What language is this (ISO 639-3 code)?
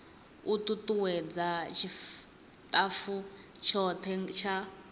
ven